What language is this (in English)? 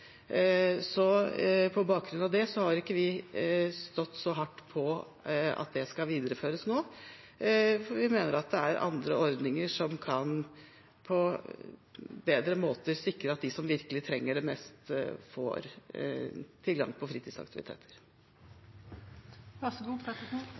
Norwegian Bokmål